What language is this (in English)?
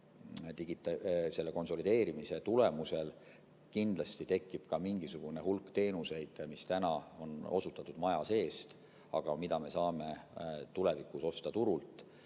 Estonian